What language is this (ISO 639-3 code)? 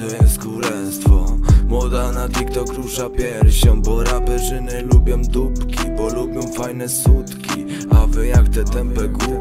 pol